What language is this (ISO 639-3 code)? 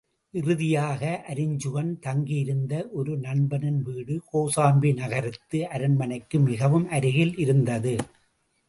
tam